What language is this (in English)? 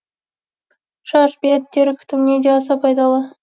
Kazakh